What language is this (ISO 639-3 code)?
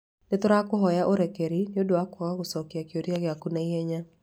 kik